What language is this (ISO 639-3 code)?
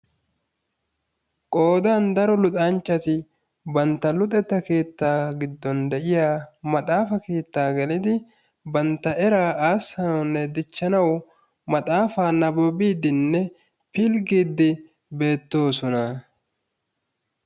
wal